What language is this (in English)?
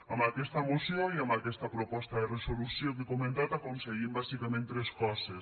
Catalan